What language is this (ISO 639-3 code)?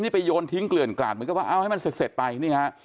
tha